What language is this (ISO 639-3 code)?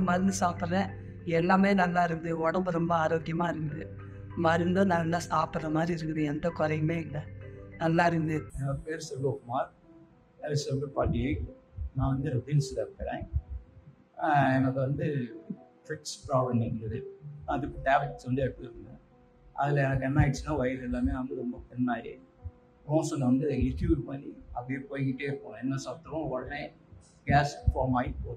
tam